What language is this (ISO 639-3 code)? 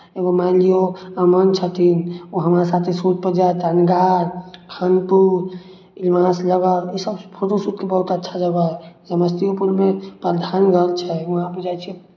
mai